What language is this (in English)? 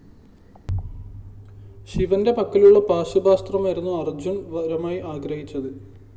Malayalam